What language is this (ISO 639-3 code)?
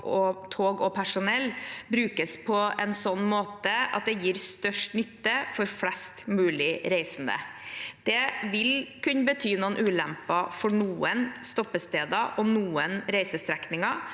nor